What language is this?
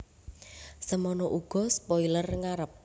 Javanese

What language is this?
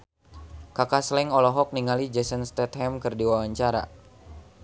Sundanese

